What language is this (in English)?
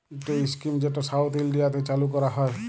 Bangla